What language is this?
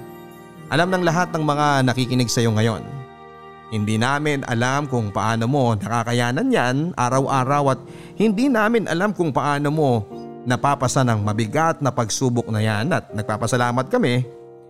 Filipino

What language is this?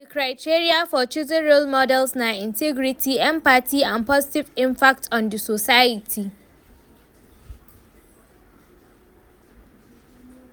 Nigerian Pidgin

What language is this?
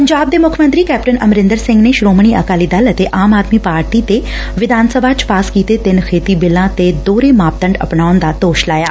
Punjabi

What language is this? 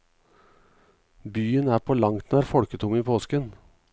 Norwegian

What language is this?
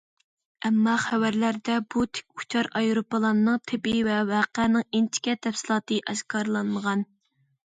Uyghur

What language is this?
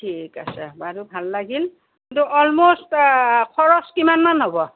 Assamese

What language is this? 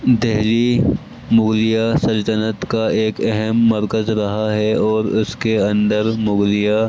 Urdu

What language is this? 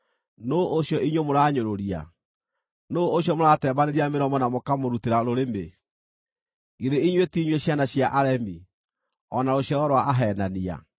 Kikuyu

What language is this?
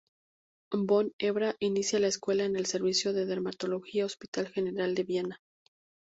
Spanish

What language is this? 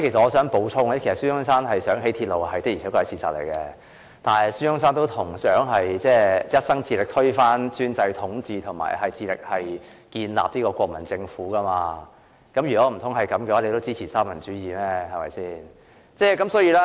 Cantonese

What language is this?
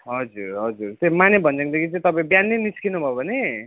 Nepali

